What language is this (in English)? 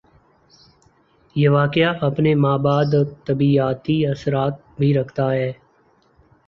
Urdu